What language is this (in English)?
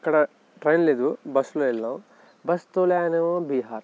Telugu